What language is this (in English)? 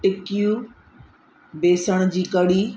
Sindhi